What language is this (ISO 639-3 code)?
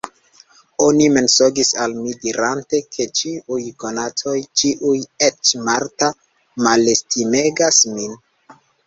epo